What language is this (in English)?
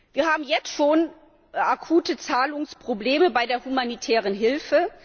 German